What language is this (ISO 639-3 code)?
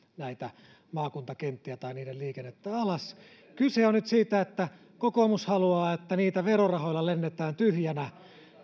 fin